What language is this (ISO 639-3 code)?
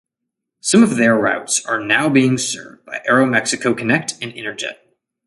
eng